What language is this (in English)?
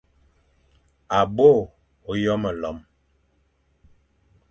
Fang